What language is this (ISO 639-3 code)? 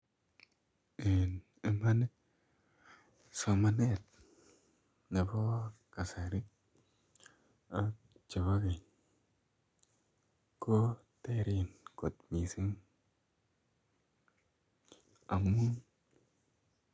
kln